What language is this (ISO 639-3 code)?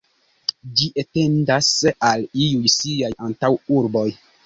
epo